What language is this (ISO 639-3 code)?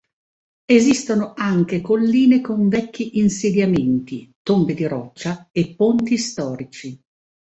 ita